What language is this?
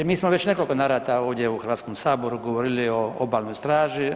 Croatian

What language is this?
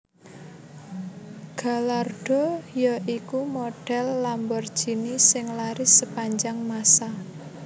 Javanese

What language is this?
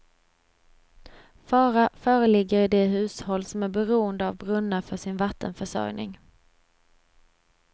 Swedish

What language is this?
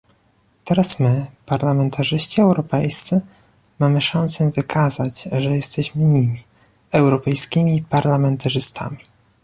Polish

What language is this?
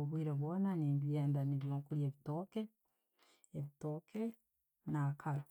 Tooro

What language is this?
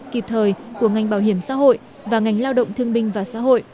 Vietnamese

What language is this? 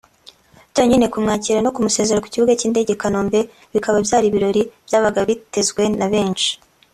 Kinyarwanda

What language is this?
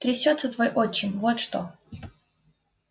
Russian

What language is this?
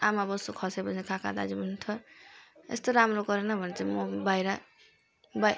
Nepali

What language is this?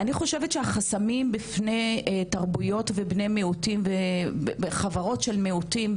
Hebrew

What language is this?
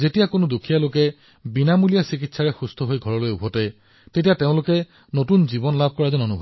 Assamese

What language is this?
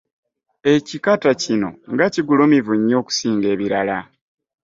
Ganda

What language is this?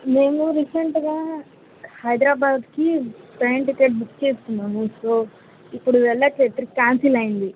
Telugu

